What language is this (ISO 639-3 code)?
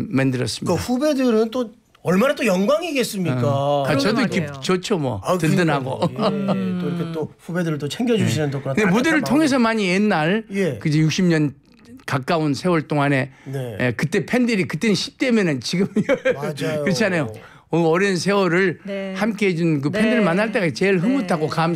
kor